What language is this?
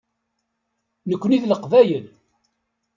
Kabyle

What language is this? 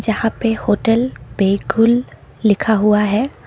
Hindi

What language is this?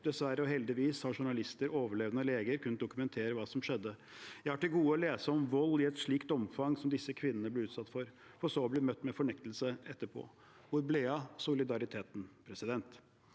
Norwegian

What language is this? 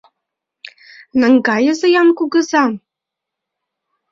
Mari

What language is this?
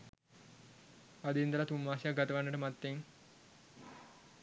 Sinhala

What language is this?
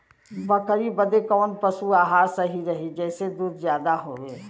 Bhojpuri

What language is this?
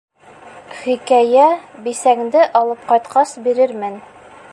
Bashkir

